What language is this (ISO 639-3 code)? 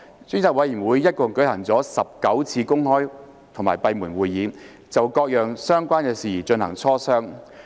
yue